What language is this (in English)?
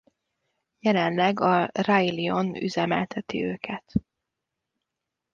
Hungarian